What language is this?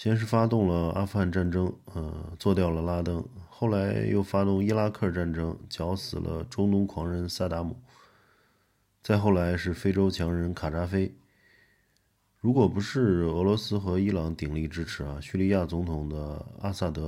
Chinese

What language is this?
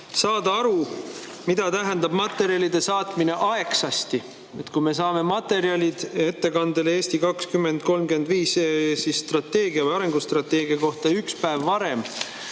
Estonian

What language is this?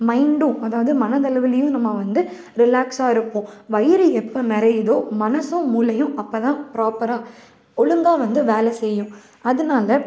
Tamil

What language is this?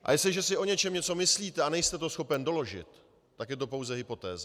Czech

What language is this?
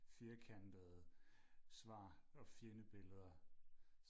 Danish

